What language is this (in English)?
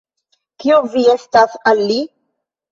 Esperanto